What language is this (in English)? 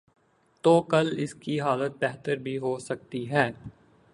Urdu